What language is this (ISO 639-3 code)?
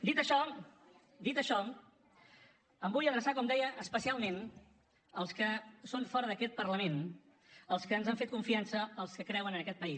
cat